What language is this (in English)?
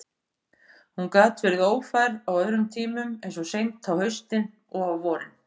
Icelandic